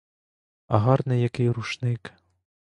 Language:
Ukrainian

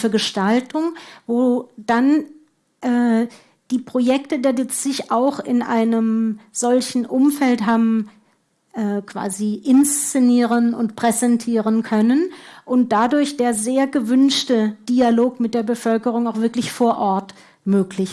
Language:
German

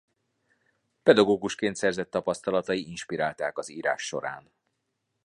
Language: Hungarian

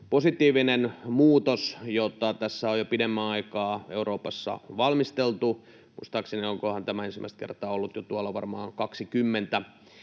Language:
Finnish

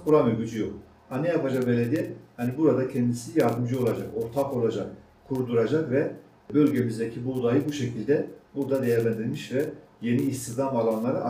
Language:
Turkish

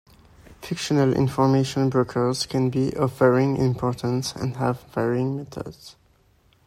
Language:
English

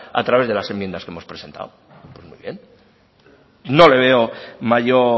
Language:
Spanish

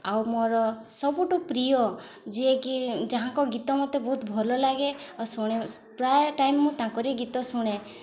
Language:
Odia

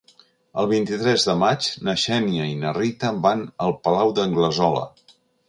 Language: Catalan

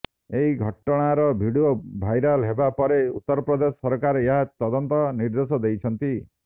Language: Odia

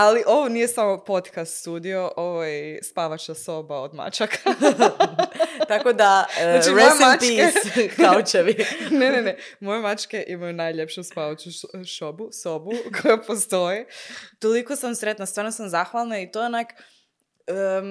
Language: Croatian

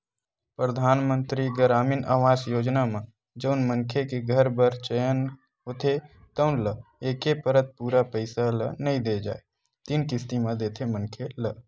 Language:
Chhattisgarhi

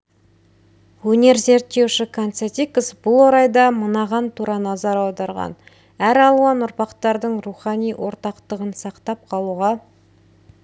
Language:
Kazakh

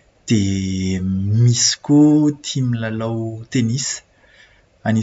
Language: Malagasy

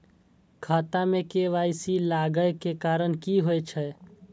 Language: Maithili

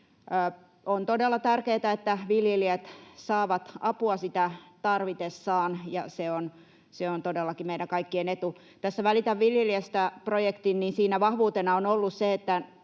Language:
Finnish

